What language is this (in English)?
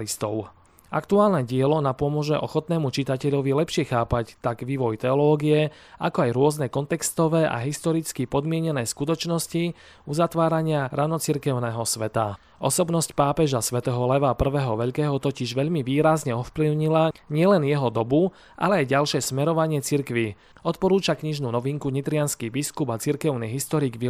Slovak